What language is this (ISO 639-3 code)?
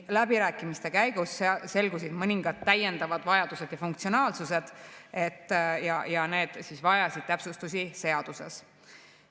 est